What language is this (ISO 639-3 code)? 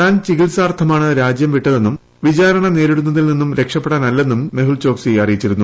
mal